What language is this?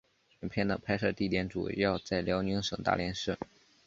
Chinese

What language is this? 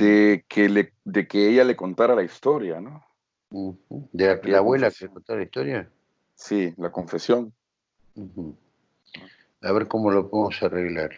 Spanish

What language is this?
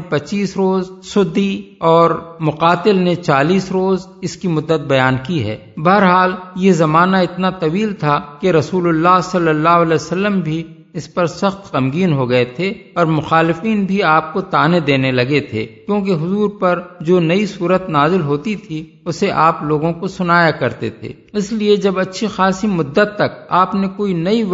Urdu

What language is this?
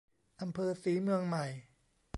Thai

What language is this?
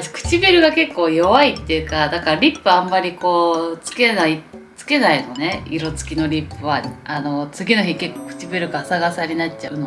Japanese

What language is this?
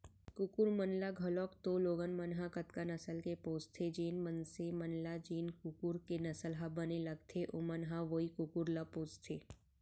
Chhattisgarhi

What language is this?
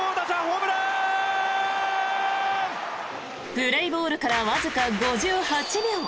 Japanese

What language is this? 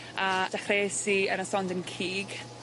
Welsh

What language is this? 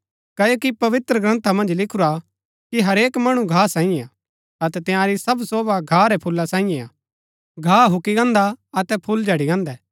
Gaddi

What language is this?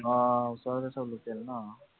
Assamese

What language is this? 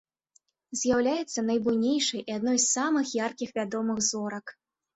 Belarusian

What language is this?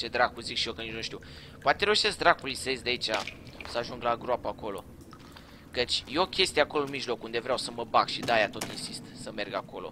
Romanian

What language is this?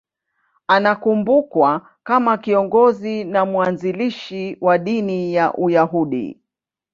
Swahili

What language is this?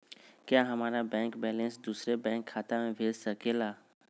Magahi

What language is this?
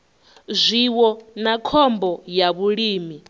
Venda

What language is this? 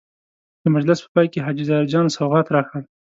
Pashto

